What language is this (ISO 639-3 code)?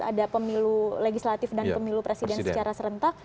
ind